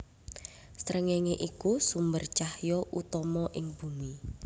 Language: Javanese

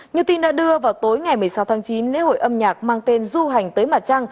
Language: Vietnamese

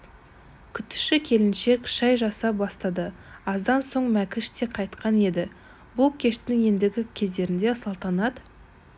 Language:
Kazakh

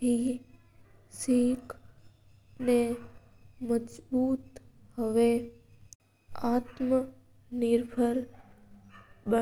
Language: Mewari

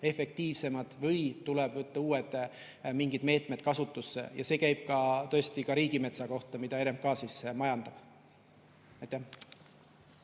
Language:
Estonian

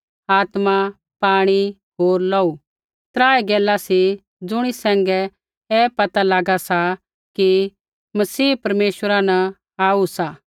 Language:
Kullu Pahari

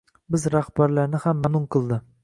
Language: Uzbek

